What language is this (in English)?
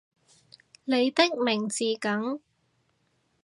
Cantonese